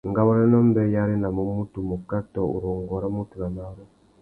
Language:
Tuki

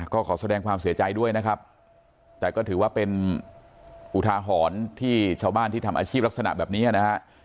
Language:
Thai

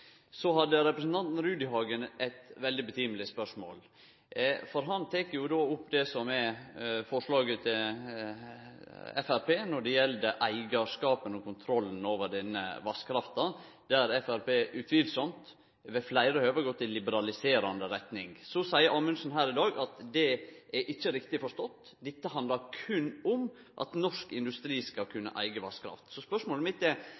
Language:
Norwegian Nynorsk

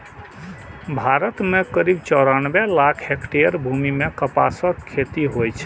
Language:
Maithili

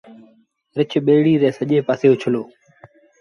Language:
Sindhi Bhil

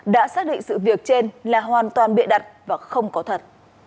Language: Vietnamese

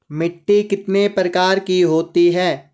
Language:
Hindi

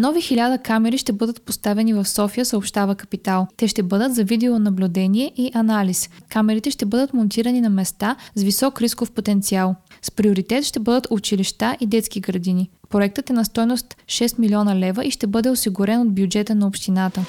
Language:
Bulgarian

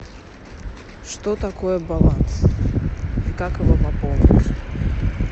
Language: Russian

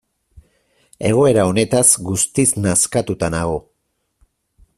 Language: Basque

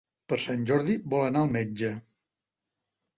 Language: Catalan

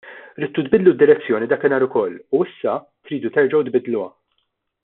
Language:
Maltese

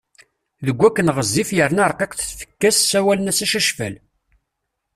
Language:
Kabyle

